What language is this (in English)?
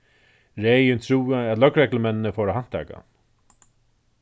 Faroese